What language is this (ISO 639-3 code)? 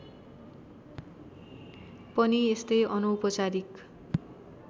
nep